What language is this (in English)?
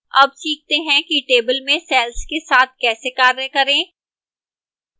Hindi